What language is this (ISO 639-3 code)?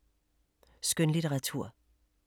dan